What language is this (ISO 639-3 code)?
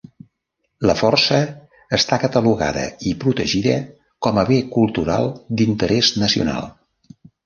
cat